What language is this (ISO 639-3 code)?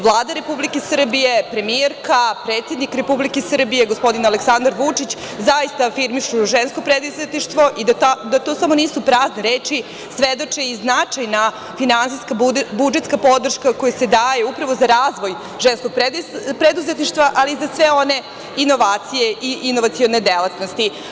srp